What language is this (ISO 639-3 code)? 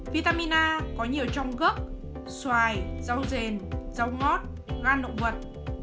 vie